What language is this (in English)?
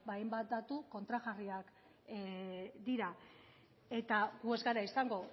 Basque